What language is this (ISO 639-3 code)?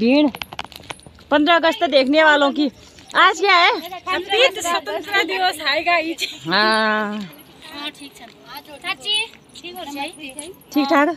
hin